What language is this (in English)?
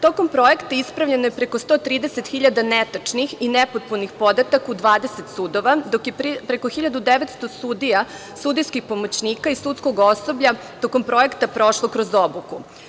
Serbian